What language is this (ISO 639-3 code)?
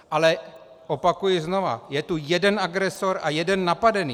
ces